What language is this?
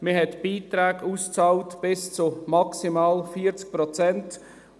Swiss German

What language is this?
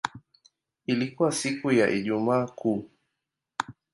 Swahili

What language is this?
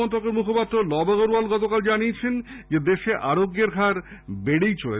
Bangla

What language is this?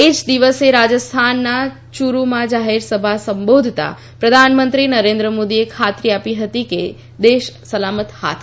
Gujarati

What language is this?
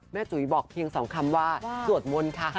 Thai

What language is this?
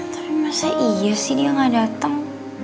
Indonesian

